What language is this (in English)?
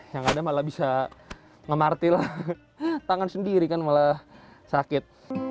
Indonesian